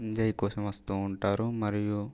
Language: Telugu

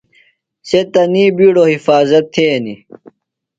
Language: Phalura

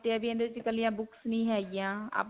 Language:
Punjabi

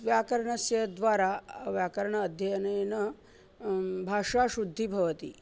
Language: Sanskrit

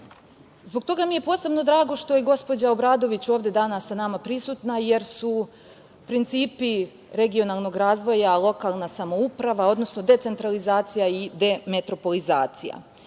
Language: Serbian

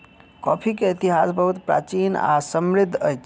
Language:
Maithili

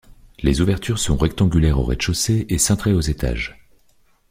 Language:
French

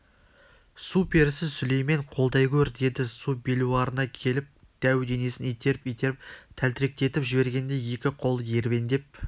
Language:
Kazakh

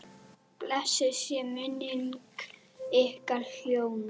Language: Icelandic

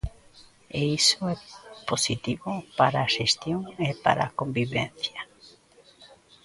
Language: Galician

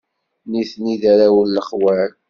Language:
Kabyle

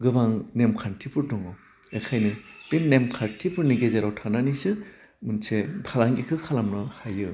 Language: Bodo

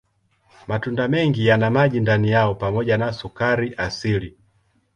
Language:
Swahili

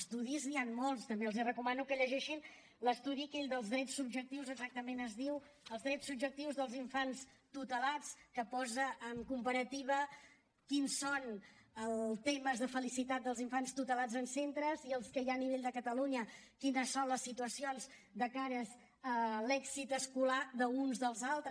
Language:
Catalan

